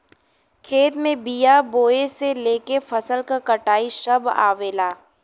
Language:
Bhojpuri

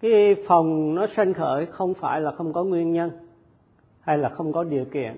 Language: Vietnamese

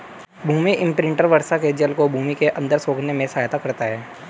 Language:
Hindi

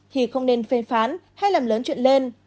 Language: Vietnamese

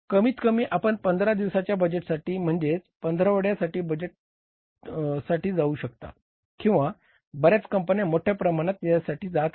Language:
Marathi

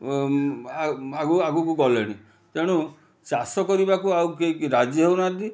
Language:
Odia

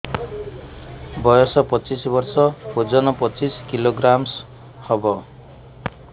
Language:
Odia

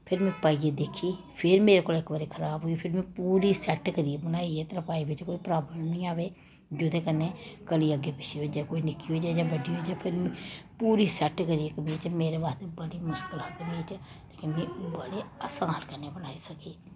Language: Dogri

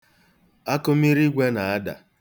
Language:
Igbo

